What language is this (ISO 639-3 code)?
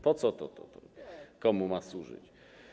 pol